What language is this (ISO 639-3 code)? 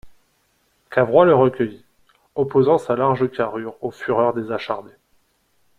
fra